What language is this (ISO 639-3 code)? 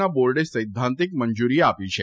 guj